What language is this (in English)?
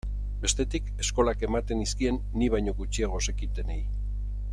Basque